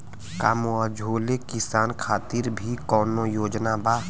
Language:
Bhojpuri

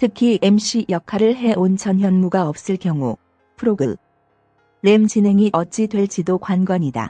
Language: Korean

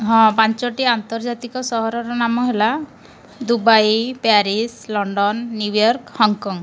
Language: Odia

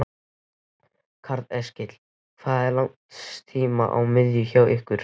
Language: Icelandic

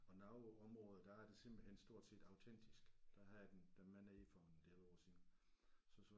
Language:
Danish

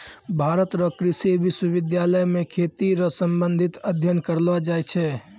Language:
Maithili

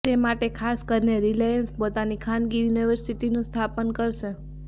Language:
Gujarati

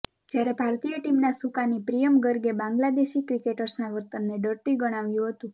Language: Gujarati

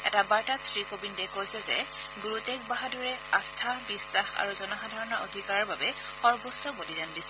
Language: Assamese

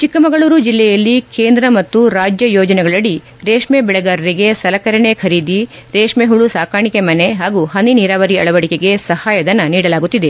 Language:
Kannada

